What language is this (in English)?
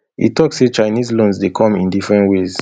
Nigerian Pidgin